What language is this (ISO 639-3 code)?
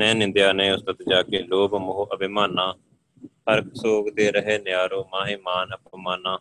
pan